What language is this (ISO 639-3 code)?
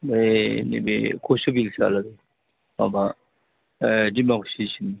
brx